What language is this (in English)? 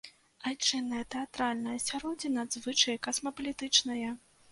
Belarusian